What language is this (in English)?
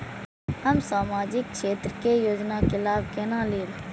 Maithili